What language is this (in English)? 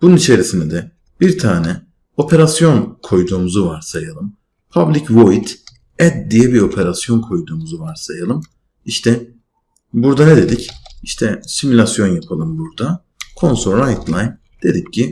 Turkish